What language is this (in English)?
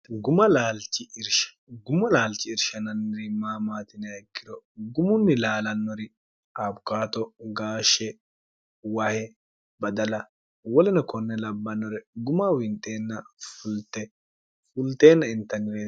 Sidamo